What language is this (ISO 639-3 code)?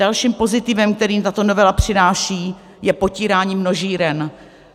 ces